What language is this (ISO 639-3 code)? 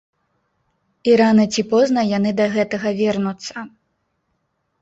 bel